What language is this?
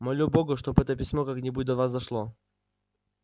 Russian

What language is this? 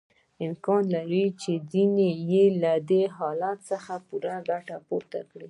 Pashto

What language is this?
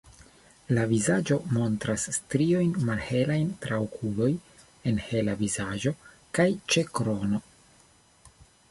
Esperanto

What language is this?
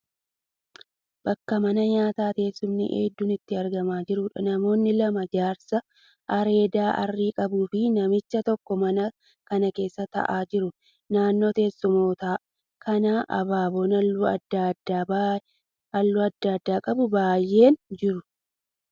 Oromo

